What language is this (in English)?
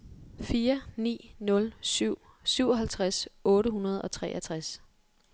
Danish